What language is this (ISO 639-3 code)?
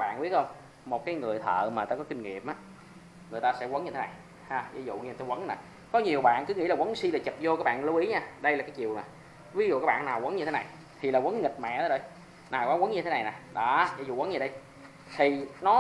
vie